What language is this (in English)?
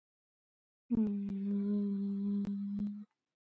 Georgian